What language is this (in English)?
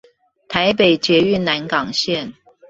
Chinese